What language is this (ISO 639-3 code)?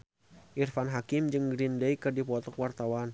sun